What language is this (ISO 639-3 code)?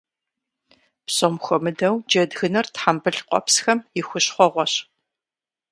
kbd